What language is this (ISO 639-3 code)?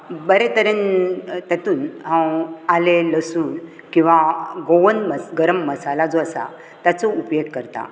kok